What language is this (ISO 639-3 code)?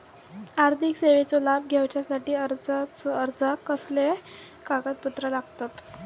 mar